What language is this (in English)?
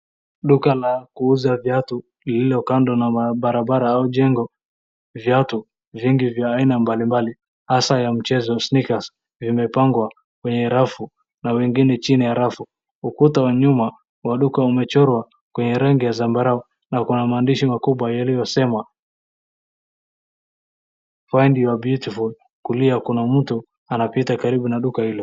Swahili